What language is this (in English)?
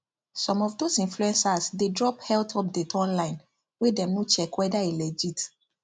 Nigerian Pidgin